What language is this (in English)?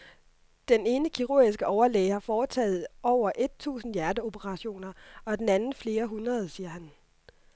Danish